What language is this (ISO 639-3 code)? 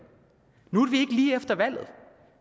dan